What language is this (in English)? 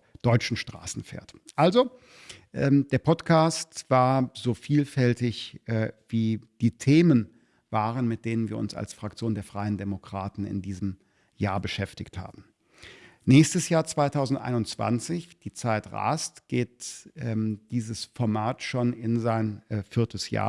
German